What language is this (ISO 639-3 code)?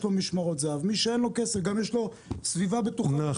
heb